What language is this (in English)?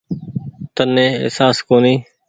Goaria